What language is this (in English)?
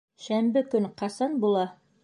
Bashkir